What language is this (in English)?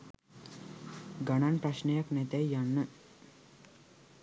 Sinhala